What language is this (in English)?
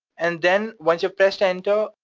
English